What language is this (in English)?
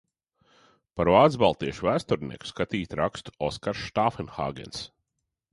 Latvian